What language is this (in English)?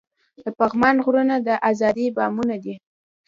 Pashto